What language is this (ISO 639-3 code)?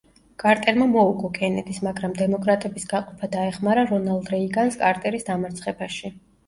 kat